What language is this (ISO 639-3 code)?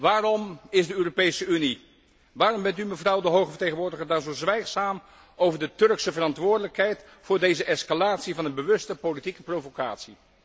nld